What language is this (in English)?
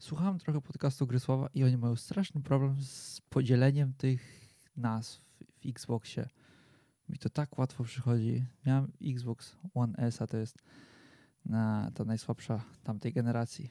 Polish